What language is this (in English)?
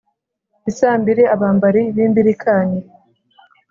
Kinyarwanda